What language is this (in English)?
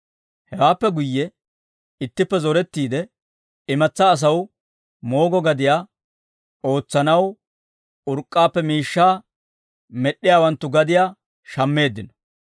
Dawro